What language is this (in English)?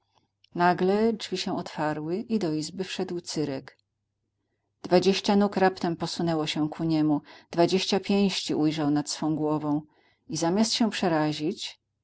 Polish